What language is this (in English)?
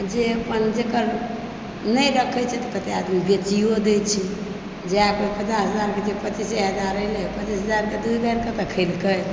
Maithili